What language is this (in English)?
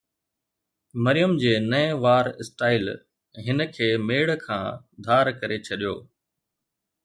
Sindhi